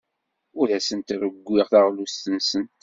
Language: Kabyle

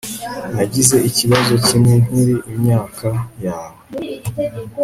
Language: Kinyarwanda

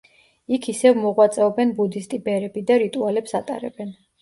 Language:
Georgian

